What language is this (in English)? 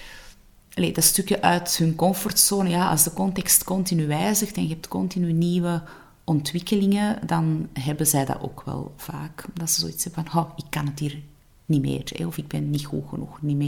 Dutch